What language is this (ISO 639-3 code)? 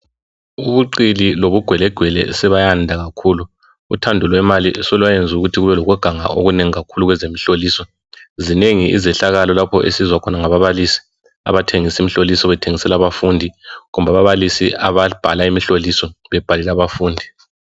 nde